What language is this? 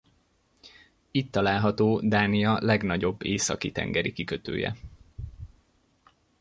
Hungarian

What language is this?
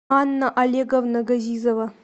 Russian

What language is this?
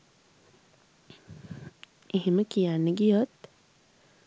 Sinhala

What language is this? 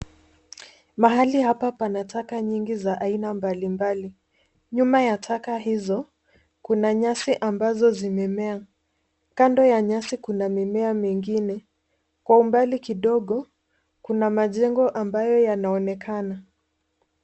Swahili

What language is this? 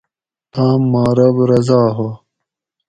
Gawri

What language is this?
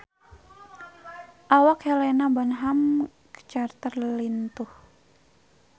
Sundanese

